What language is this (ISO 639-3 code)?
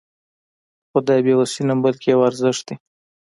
pus